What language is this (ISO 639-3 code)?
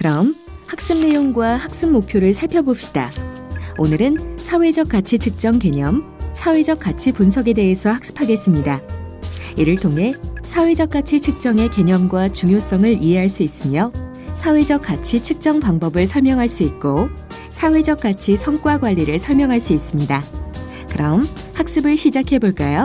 kor